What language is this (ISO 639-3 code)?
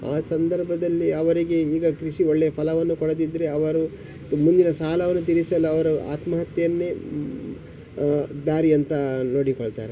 kan